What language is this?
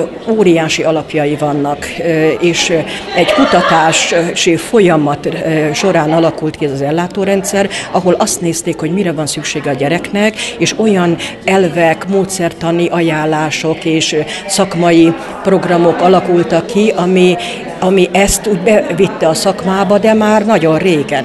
Hungarian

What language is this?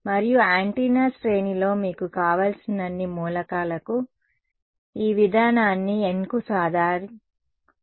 Telugu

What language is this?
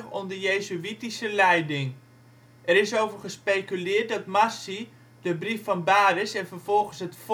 Dutch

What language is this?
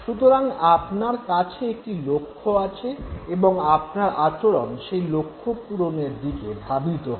Bangla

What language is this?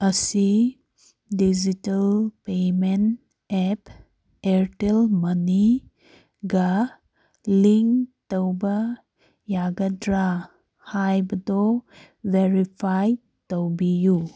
Manipuri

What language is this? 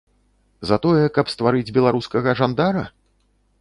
Belarusian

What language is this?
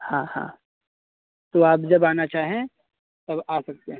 Hindi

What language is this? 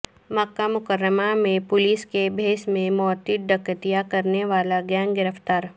Urdu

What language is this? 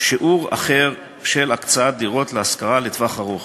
Hebrew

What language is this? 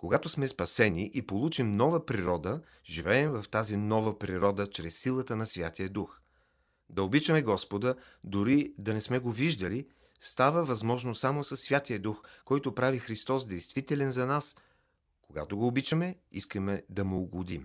Bulgarian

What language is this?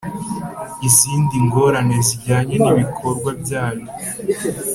Kinyarwanda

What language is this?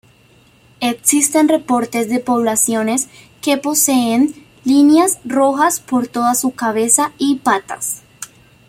Spanish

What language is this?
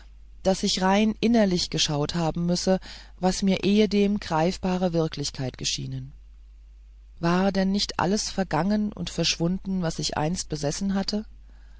German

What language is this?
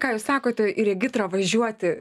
Lithuanian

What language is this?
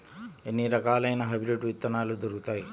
Telugu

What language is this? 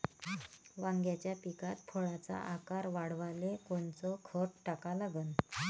Marathi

